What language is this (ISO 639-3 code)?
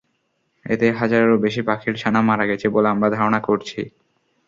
ben